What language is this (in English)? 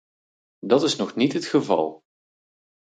Dutch